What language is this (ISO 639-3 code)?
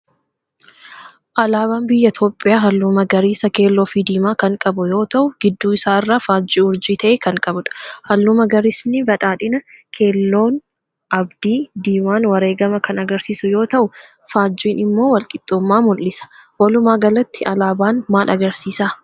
orm